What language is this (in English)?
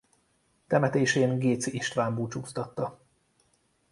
Hungarian